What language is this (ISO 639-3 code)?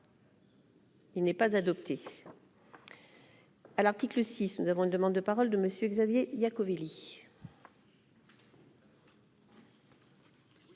fra